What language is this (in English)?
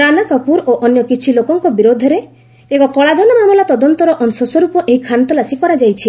Odia